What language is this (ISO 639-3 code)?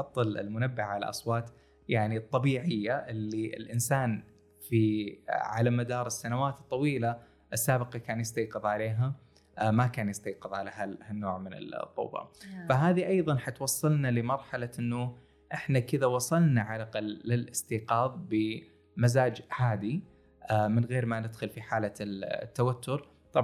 ara